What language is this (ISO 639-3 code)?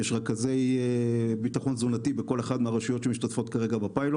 heb